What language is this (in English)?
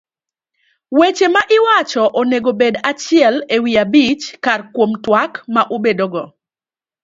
Luo (Kenya and Tanzania)